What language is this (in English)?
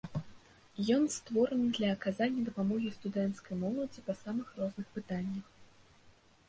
Belarusian